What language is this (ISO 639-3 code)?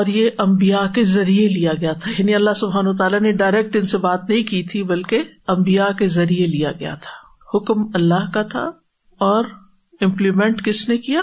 urd